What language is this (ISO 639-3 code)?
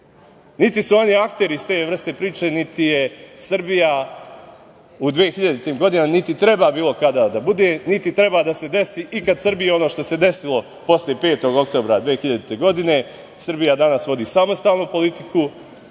srp